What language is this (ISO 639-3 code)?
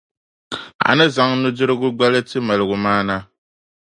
dag